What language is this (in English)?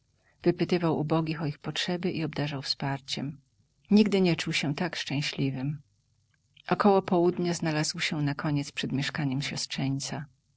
Polish